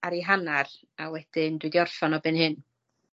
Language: Welsh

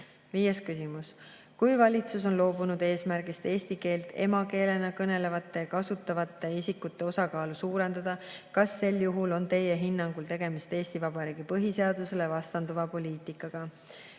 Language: Estonian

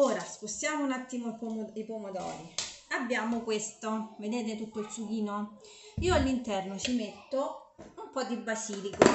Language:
Italian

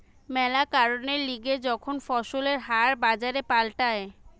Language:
Bangla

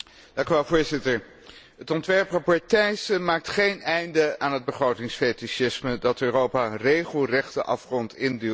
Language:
Dutch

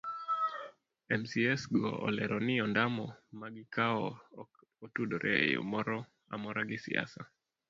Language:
Luo (Kenya and Tanzania)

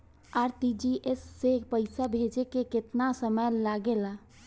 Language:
Bhojpuri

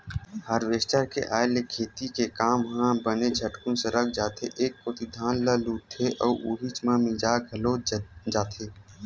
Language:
Chhattisgarhi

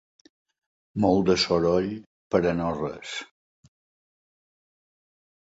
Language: Catalan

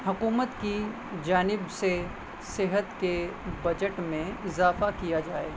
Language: Urdu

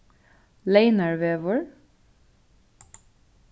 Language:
Faroese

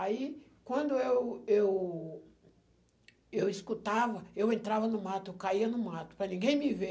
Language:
Portuguese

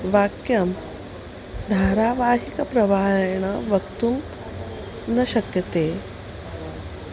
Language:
Sanskrit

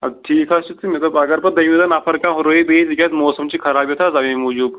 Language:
Kashmiri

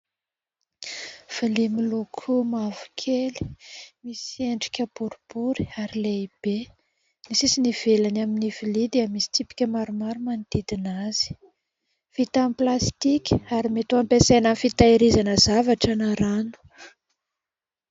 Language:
Malagasy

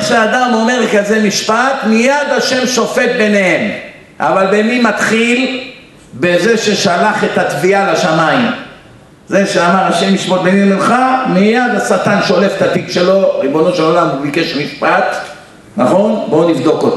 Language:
Hebrew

